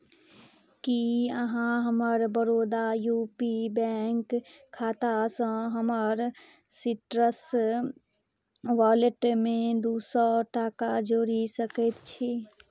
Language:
Maithili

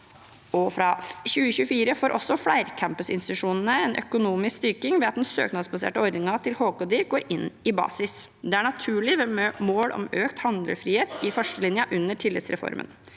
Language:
Norwegian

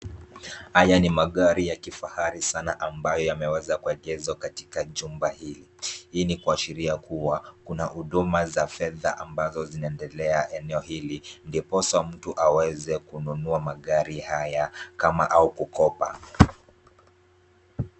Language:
Swahili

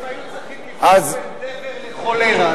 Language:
Hebrew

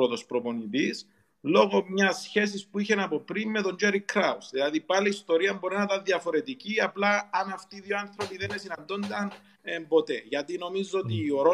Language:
Greek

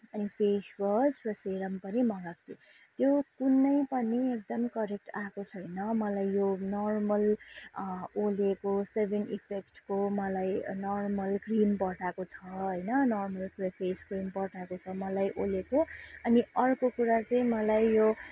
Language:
Nepali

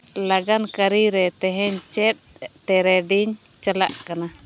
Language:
Santali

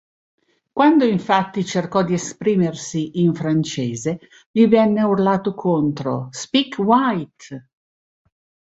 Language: Italian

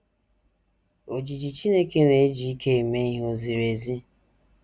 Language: Igbo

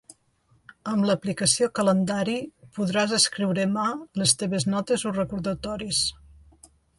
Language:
Catalan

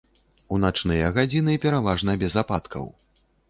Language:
Belarusian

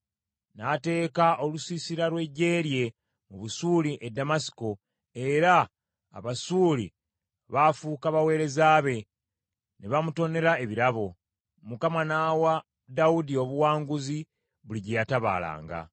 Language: Ganda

